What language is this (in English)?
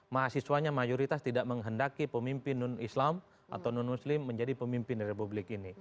Indonesian